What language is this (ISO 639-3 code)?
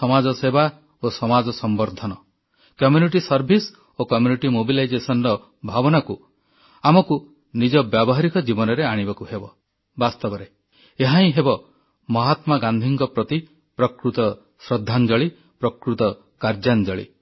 ori